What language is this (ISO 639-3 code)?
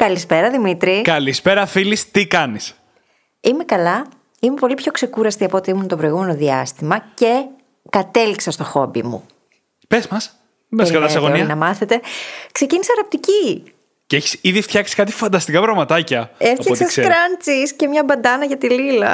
ell